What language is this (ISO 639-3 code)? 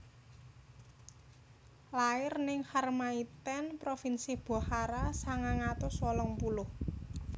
jav